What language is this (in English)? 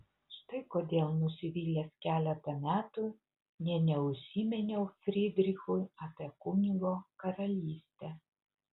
Lithuanian